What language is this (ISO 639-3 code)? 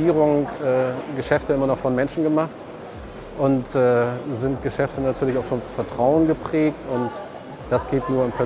deu